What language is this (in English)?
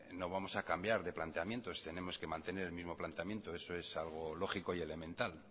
Spanish